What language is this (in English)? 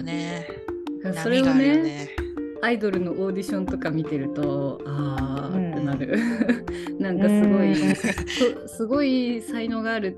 Japanese